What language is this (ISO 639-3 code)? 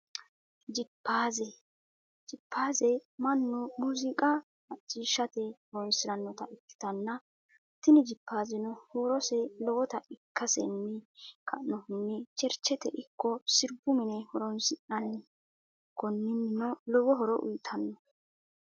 sid